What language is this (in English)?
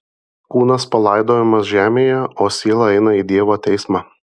Lithuanian